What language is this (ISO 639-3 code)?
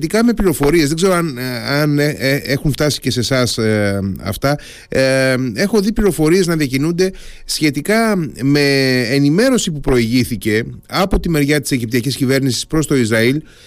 ell